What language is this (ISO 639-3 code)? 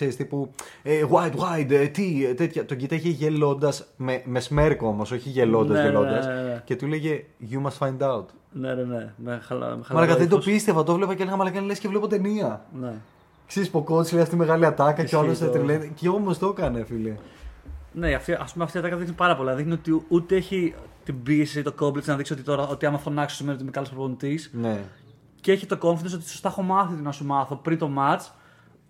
ell